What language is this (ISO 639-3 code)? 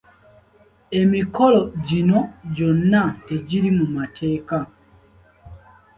lug